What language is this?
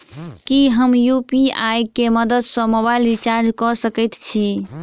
Maithili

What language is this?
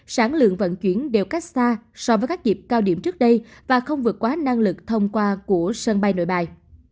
Vietnamese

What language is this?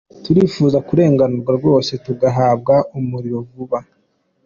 Kinyarwanda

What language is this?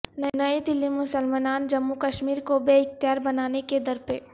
Urdu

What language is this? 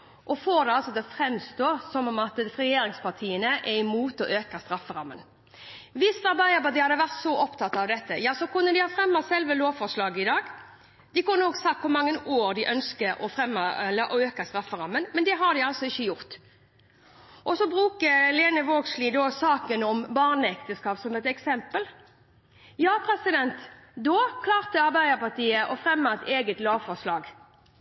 Norwegian Bokmål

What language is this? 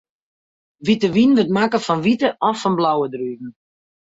Western Frisian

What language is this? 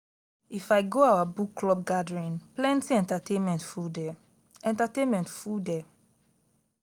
Nigerian Pidgin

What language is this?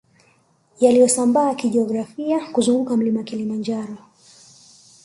Swahili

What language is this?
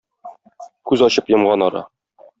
Tatar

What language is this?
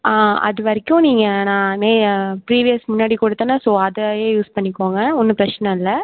Tamil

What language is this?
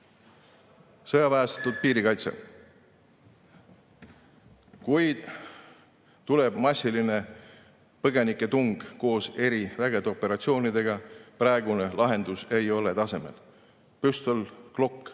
Estonian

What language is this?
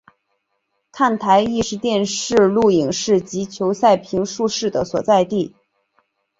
Chinese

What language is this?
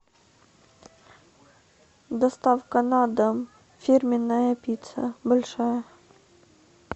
Russian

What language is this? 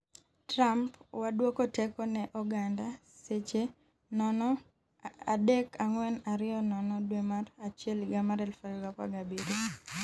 Luo (Kenya and Tanzania)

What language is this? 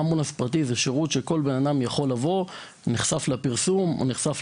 Hebrew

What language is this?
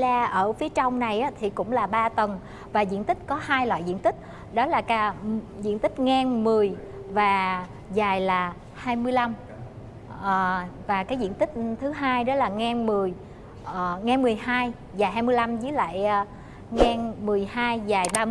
Vietnamese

